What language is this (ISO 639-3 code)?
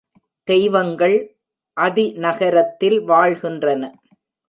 tam